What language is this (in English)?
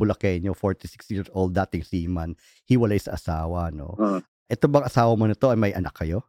Filipino